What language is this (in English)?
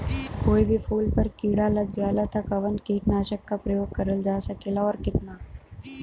Bhojpuri